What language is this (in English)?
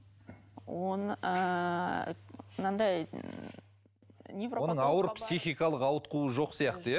Kazakh